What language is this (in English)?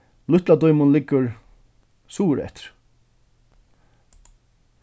Faroese